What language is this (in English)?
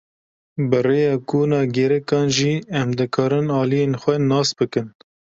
Kurdish